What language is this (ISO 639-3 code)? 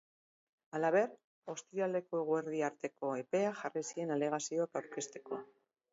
eus